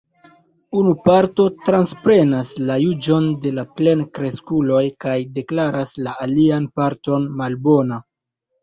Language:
Esperanto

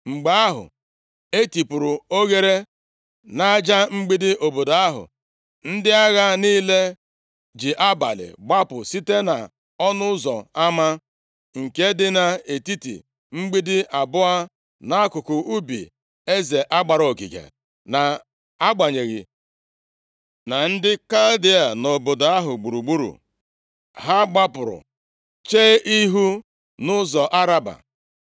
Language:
Igbo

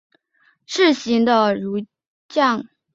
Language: Chinese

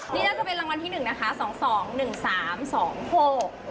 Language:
Thai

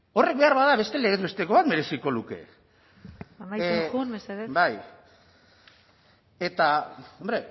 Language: Basque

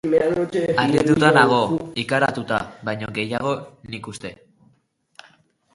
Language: Basque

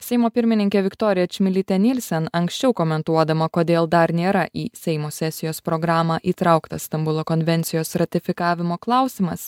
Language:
Lithuanian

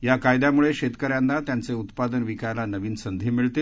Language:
Marathi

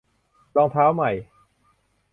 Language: Thai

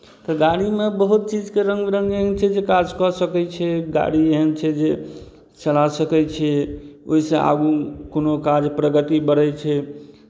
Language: Maithili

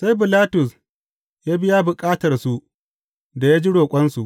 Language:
Hausa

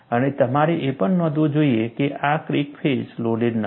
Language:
Gujarati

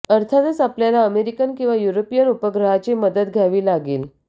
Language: Marathi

